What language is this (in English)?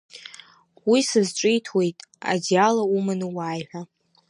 Abkhazian